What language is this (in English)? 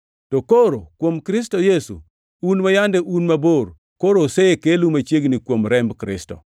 Luo (Kenya and Tanzania)